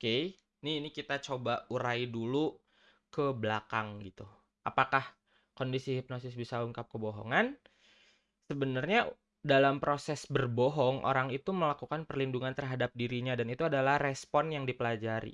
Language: Indonesian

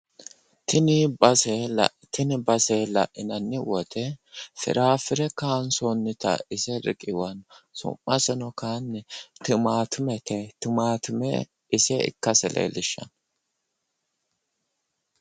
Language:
Sidamo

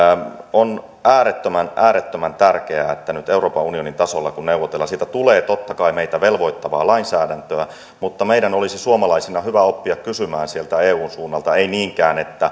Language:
Finnish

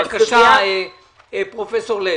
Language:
Hebrew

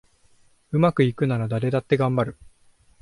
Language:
Japanese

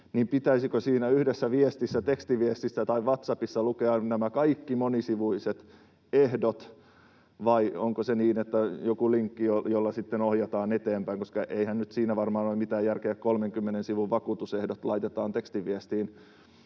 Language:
Finnish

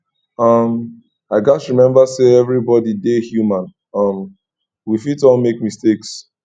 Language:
Nigerian Pidgin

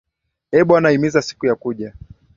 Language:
Swahili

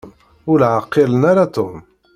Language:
Kabyle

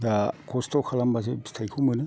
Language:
Bodo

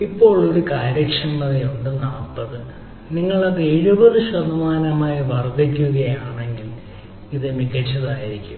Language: Malayalam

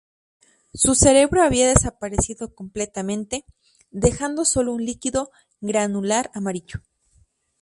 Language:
Spanish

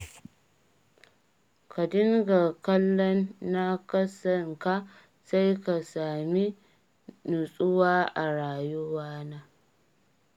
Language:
Hausa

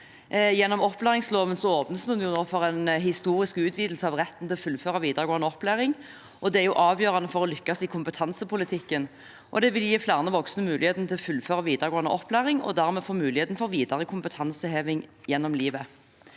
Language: Norwegian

